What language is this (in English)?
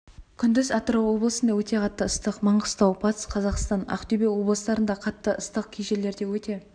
Kazakh